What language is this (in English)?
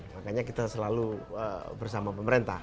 Indonesian